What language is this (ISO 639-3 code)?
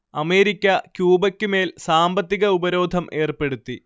mal